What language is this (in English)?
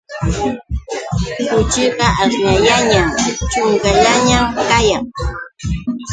Yauyos Quechua